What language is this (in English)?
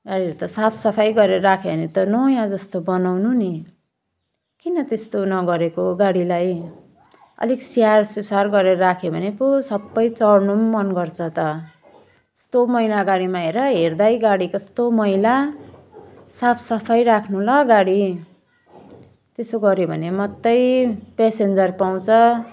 Nepali